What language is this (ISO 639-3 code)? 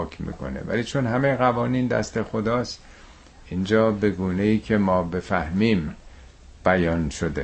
fas